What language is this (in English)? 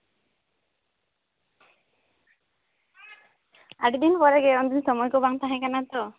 Santali